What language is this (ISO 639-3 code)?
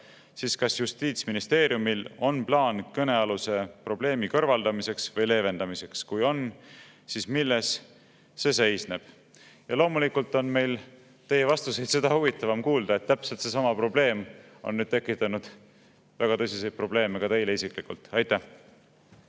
est